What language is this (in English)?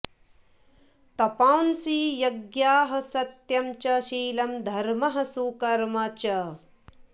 Sanskrit